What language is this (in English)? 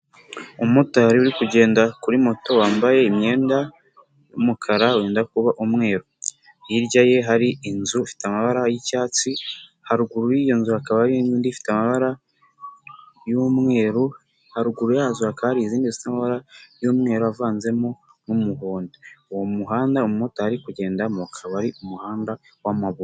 Kinyarwanda